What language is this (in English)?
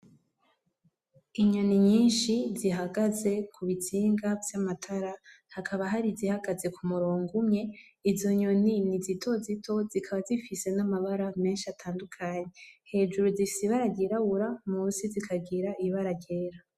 Rundi